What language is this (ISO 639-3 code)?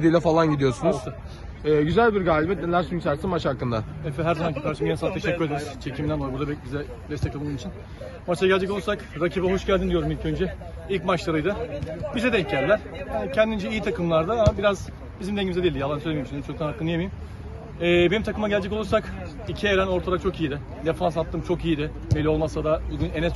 tur